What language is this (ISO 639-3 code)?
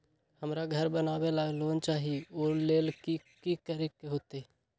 mag